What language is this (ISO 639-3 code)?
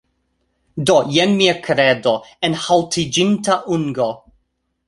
epo